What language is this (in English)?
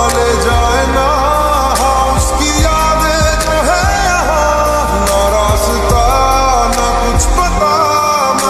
Arabic